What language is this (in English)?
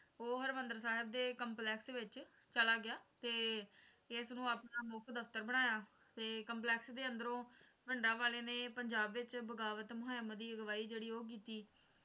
Punjabi